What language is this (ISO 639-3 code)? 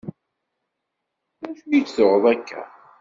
kab